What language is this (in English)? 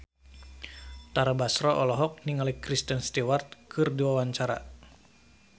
Sundanese